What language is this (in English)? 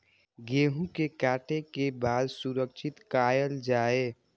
Maithili